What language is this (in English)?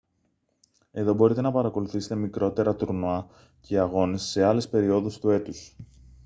Greek